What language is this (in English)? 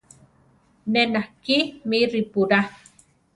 Central Tarahumara